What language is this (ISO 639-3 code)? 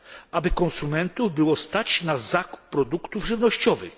pol